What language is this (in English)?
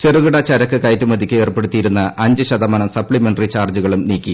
Malayalam